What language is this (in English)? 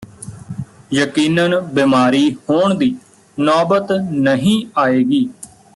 Punjabi